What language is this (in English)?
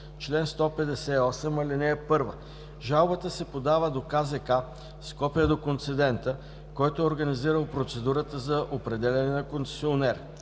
Bulgarian